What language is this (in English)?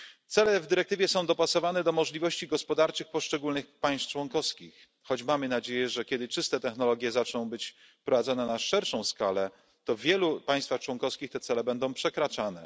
Polish